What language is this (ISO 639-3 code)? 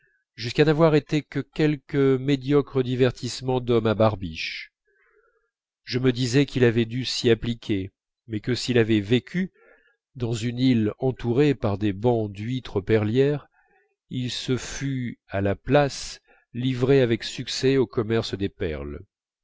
fra